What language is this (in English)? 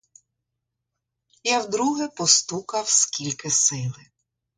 Ukrainian